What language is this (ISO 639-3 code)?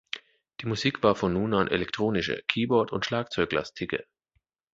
deu